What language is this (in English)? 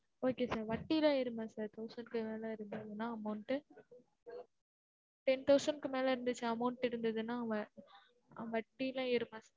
Tamil